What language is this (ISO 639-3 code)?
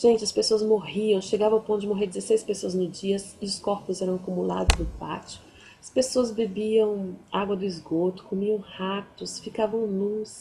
por